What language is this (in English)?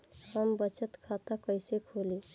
Bhojpuri